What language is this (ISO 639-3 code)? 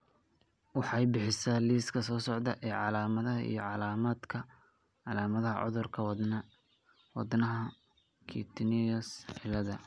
som